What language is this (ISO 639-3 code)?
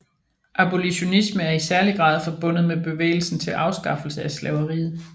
dan